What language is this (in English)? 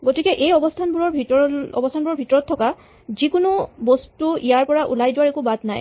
Assamese